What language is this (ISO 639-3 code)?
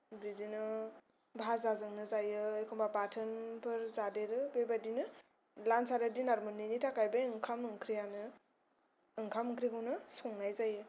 brx